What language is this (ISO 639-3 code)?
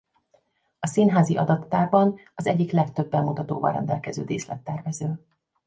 hun